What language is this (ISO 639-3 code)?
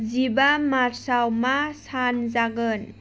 brx